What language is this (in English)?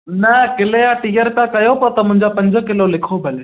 Sindhi